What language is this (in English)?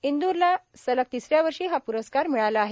Marathi